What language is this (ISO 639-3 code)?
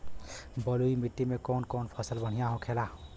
bho